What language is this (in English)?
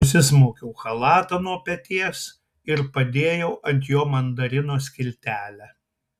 Lithuanian